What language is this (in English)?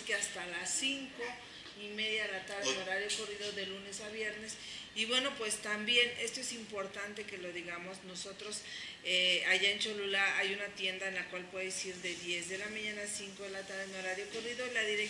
Spanish